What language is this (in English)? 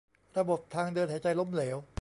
Thai